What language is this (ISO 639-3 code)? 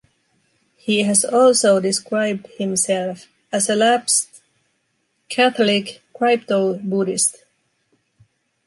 eng